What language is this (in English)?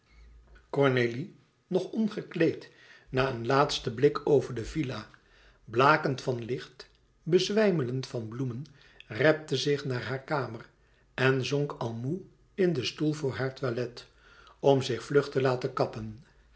Dutch